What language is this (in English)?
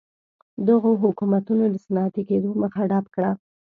Pashto